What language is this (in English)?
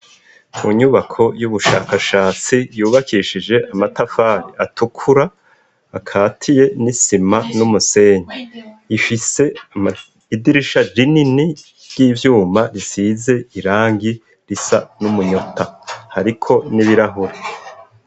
Rundi